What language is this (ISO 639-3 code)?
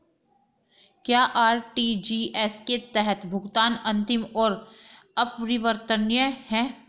hin